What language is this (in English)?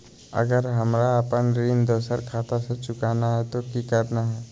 Magahi